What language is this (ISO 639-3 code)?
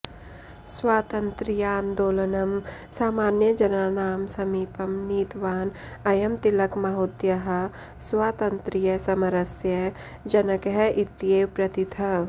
san